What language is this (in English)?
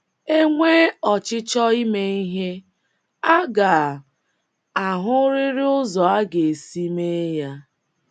Igbo